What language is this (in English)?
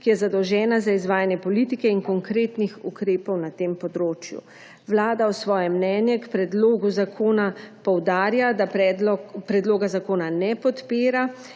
Slovenian